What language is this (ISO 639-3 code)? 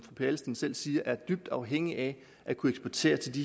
dan